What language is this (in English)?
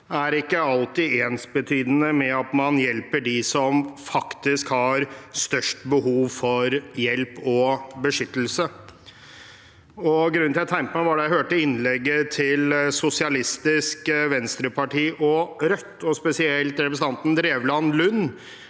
Norwegian